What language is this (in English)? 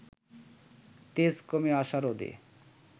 Bangla